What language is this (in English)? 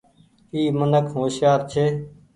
Goaria